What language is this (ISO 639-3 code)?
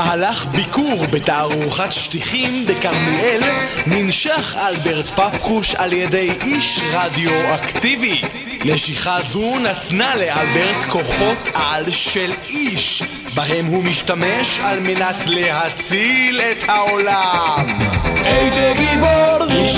heb